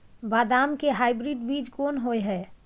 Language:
Maithili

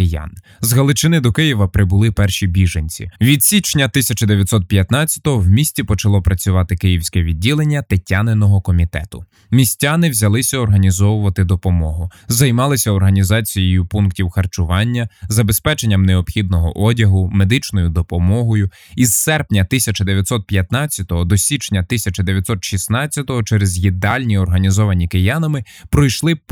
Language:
Ukrainian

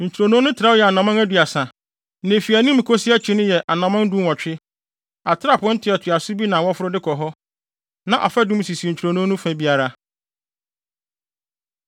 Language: Akan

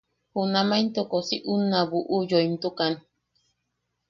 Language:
Yaqui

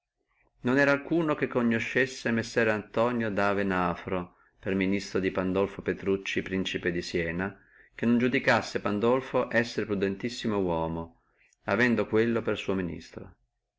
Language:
Italian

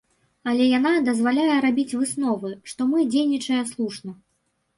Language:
Belarusian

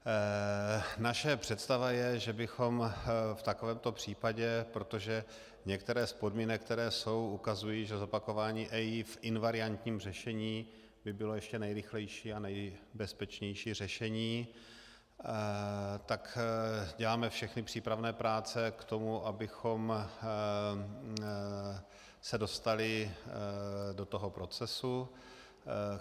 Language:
Czech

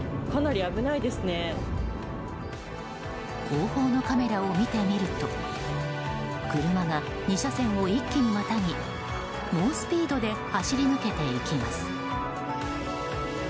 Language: Japanese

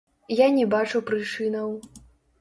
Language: Belarusian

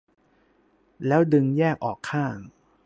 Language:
Thai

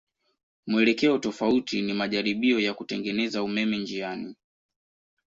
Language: Swahili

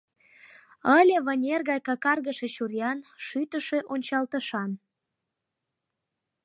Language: Mari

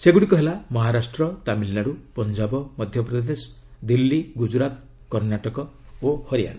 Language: Odia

